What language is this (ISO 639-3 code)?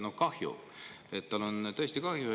est